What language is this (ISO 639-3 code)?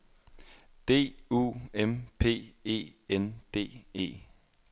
dan